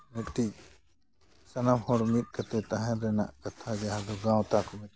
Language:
Santali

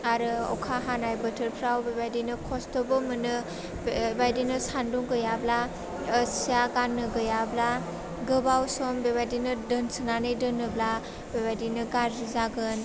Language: Bodo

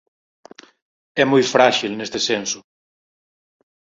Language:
Galician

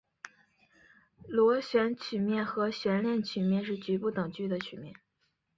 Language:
Chinese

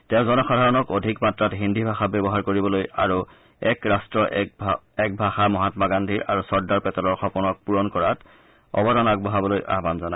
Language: Assamese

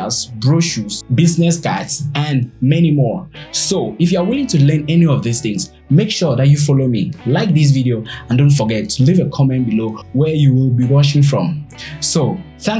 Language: English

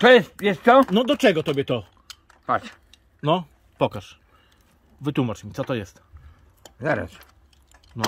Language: Polish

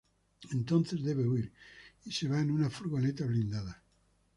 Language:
Spanish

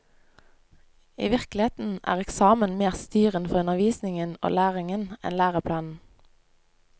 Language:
Norwegian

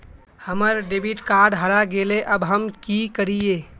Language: Magahi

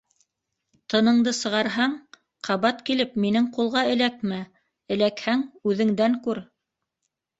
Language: Bashkir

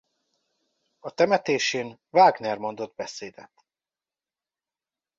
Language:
Hungarian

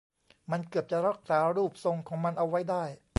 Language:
Thai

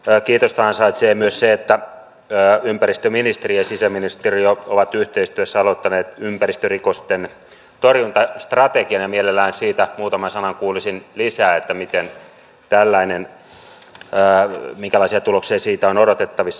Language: Finnish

